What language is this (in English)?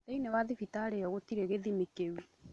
Kikuyu